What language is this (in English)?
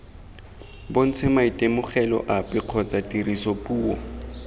Tswana